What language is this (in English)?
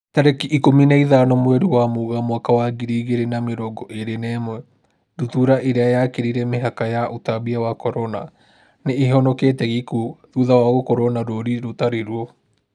Kikuyu